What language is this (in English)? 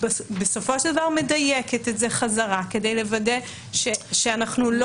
Hebrew